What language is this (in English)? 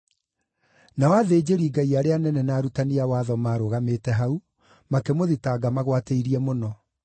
Kikuyu